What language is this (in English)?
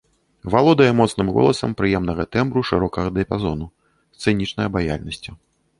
Belarusian